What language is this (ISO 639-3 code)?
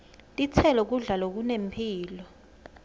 ssw